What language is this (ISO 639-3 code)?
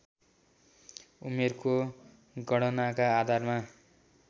nep